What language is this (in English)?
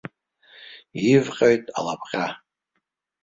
Abkhazian